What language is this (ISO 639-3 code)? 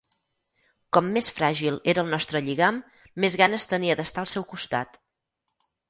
cat